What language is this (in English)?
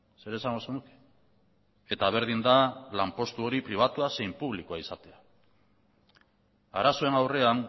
Basque